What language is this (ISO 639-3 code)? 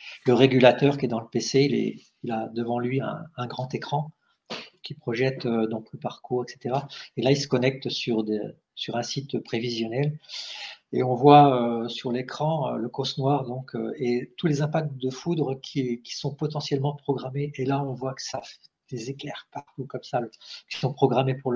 fra